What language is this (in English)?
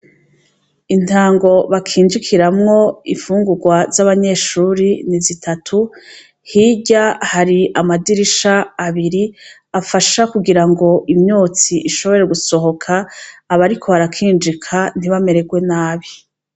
Rundi